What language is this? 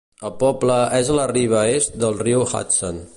Catalan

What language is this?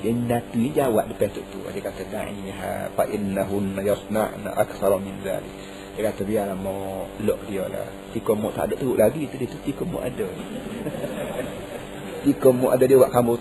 Malay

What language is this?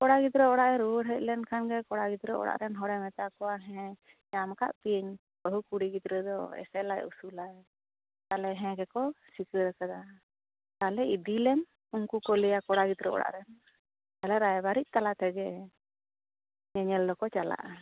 Santali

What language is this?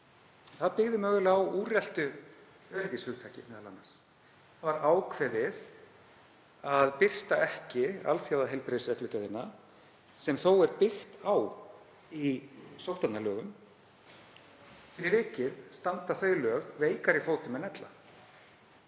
Icelandic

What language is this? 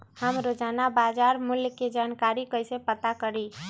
Magahi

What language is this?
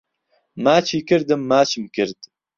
Central Kurdish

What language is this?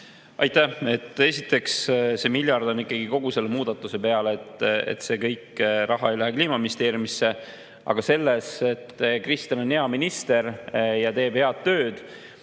Estonian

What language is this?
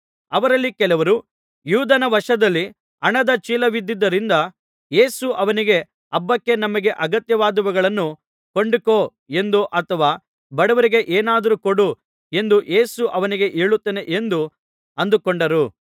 Kannada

